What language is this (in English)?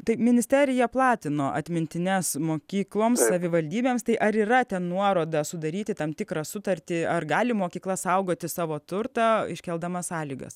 Lithuanian